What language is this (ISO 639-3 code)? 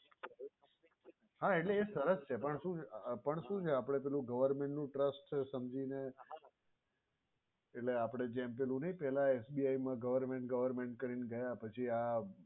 guj